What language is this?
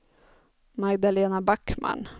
Swedish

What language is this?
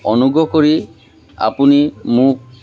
Assamese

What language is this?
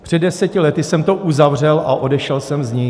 Czech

